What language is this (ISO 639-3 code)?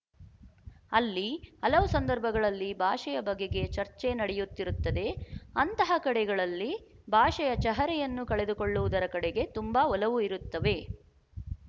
kan